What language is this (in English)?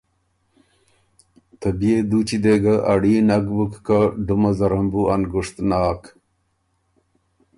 Ormuri